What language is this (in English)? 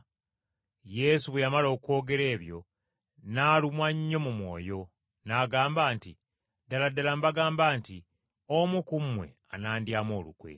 Ganda